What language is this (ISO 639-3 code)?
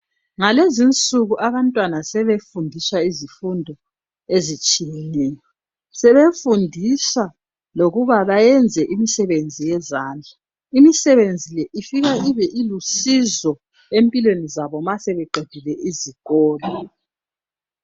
nde